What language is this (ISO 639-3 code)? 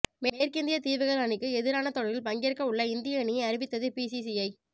tam